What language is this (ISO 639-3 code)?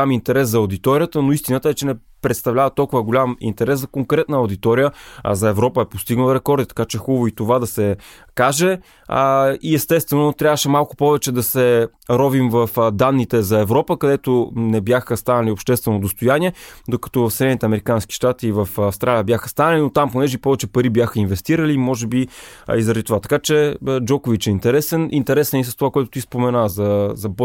bul